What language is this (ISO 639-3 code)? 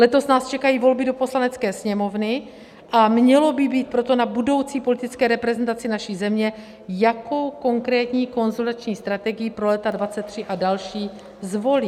ces